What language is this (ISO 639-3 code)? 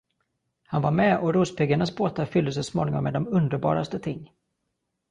swe